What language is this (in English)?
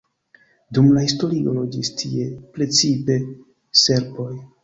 Esperanto